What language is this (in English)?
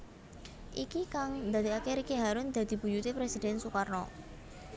Javanese